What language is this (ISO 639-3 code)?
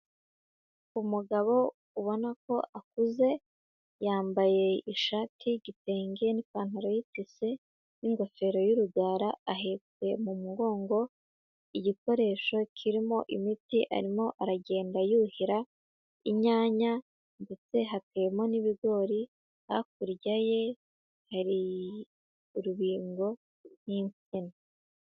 kin